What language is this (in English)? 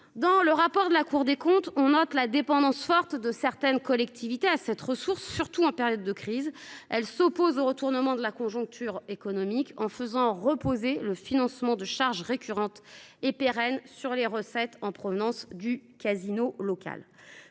French